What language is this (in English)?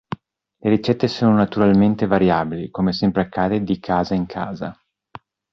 Italian